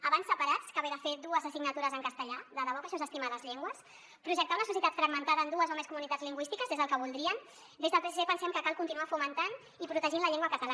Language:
Catalan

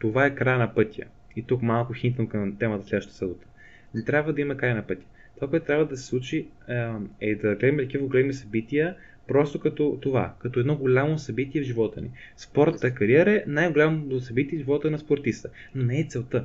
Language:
Bulgarian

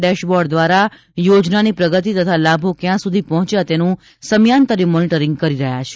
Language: Gujarati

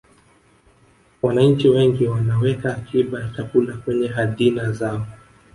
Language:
Swahili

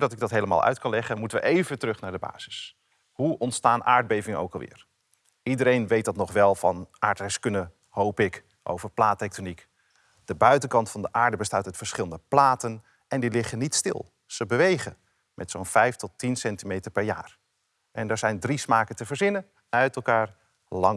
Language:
Dutch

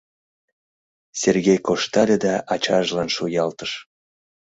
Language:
Mari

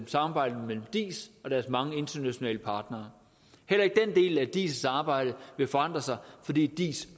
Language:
Danish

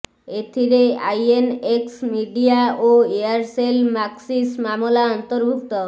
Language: Odia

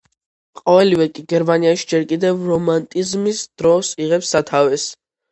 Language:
Georgian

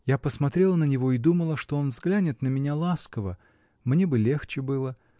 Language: Russian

